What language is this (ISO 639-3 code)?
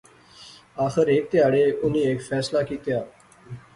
phr